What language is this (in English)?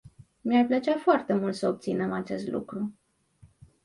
Romanian